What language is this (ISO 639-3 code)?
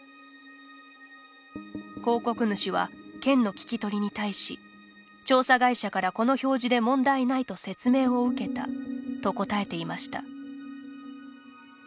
jpn